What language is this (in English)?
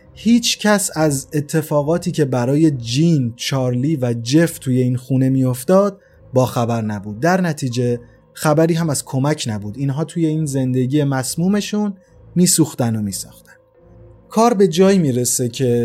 Persian